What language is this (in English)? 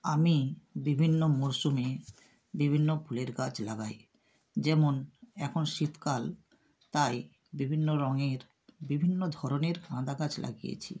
Bangla